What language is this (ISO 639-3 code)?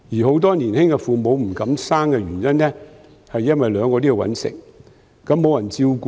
yue